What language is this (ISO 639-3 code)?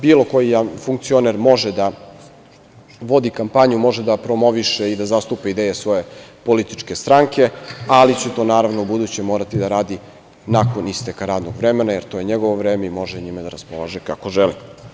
srp